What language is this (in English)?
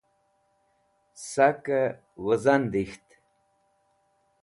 Wakhi